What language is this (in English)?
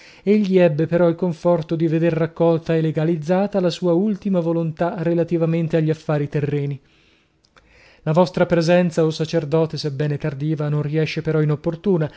Italian